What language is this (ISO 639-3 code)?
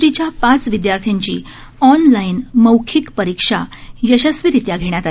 mar